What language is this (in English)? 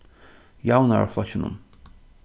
Faroese